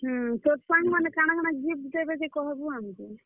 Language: Odia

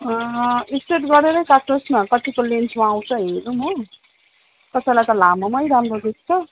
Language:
Nepali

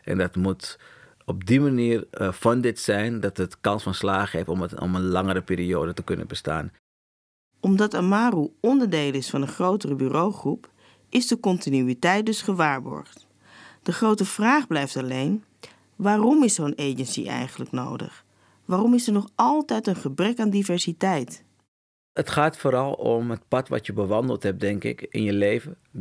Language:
Dutch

